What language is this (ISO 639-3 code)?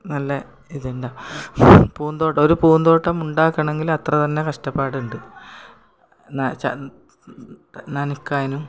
mal